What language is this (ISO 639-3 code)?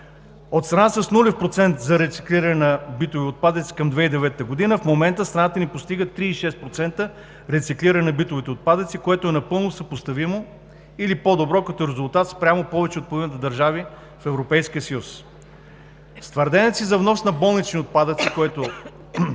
bul